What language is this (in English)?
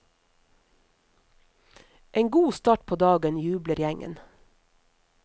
Norwegian